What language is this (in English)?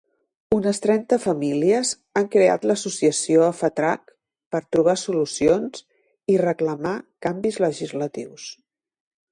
Catalan